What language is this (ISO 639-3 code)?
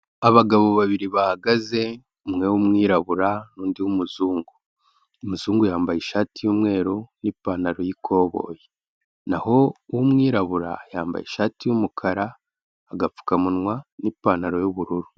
kin